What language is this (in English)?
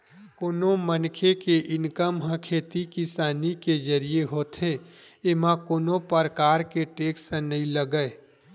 Chhattisgarhi